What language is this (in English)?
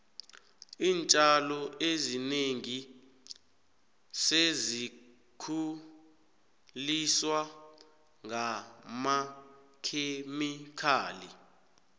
South Ndebele